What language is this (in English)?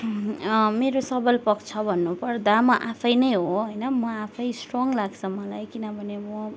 Nepali